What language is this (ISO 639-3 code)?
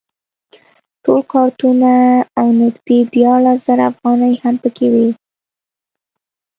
pus